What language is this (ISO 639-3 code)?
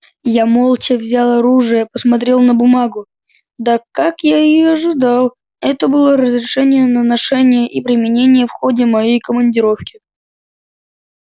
rus